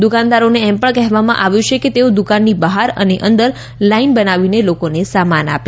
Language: Gujarati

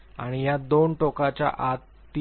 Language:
Marathi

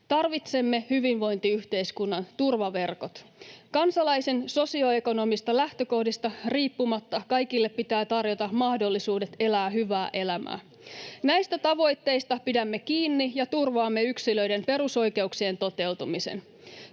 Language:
Finnish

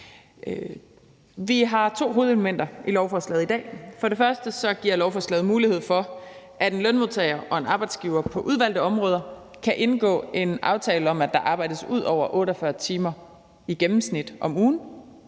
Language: Danish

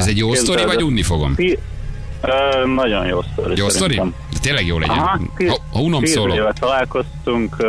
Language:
Hungarian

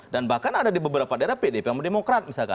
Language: Indonesian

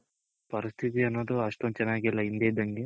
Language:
Kannada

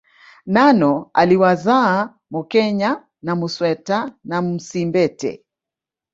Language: Swahili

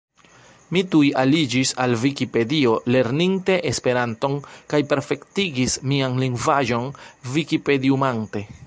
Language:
Esperanto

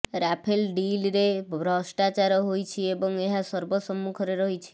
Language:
Odia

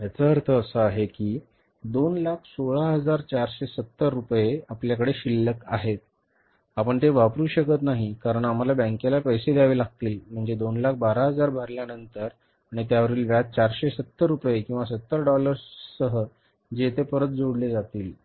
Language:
Marathi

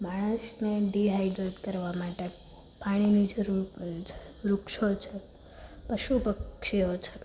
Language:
Gujarati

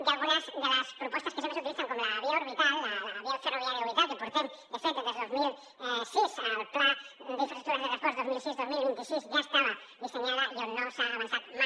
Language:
Catalan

